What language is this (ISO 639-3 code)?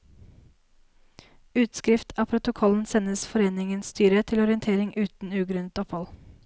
nor